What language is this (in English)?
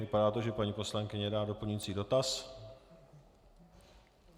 Czech